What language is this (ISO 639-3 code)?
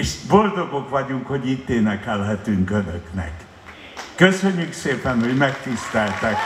hun